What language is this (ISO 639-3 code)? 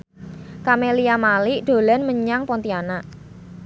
jav